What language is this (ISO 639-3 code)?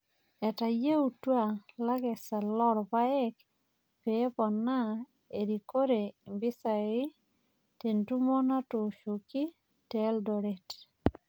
mas